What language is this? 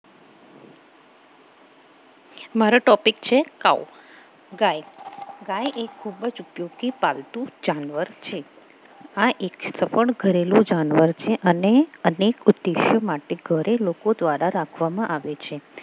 Gujarati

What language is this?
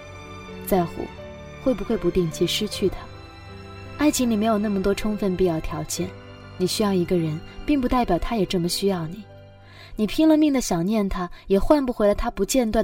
Chinese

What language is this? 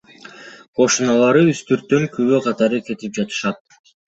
Kyrgyz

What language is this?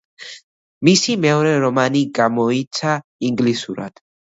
Georgian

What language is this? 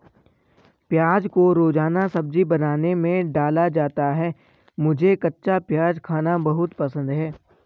Hindi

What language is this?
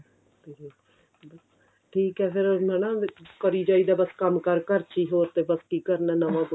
Punjabi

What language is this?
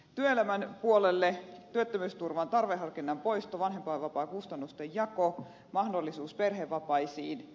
Finnish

